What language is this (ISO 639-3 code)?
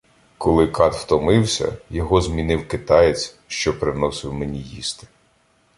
ukr